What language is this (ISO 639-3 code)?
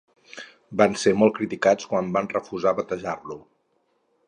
cat